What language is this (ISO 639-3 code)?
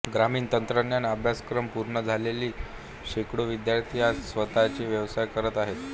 mar